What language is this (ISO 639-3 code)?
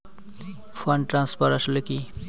ben